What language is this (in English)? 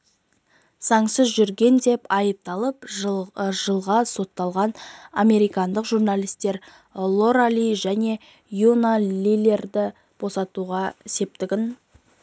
Kazakh